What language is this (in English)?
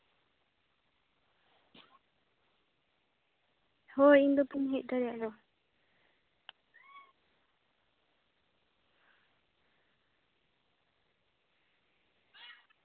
Santali